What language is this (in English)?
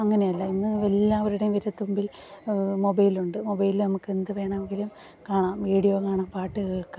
Malayalam